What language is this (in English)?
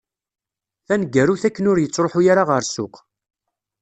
Kabyle